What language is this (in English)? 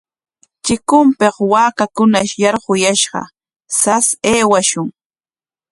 Corongo Ancash Quechua